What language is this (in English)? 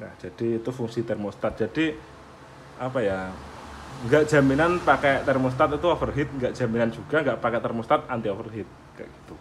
Indonesian